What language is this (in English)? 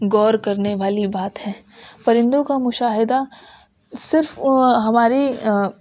Urdu